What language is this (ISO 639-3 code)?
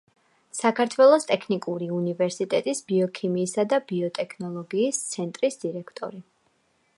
kat